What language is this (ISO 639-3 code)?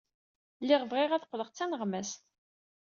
kab